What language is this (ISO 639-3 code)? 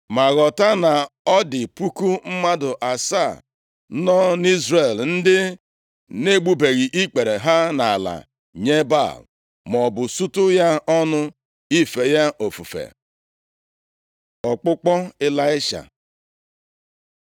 ibo